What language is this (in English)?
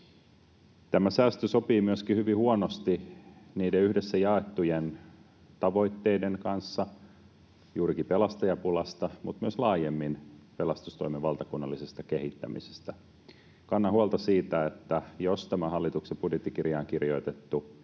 Finnish